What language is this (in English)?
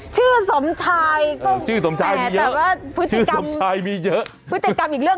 Thai